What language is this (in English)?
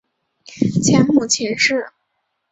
Chinese